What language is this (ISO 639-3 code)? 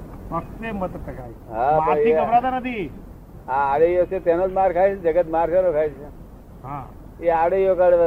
guj